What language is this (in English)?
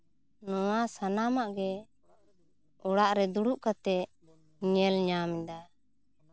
Santali